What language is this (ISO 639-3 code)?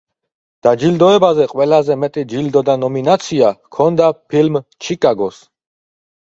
kat